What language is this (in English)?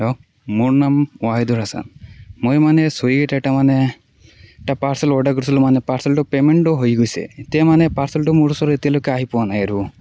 Assamese